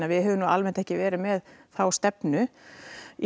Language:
Icelandic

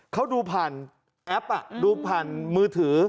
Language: Thai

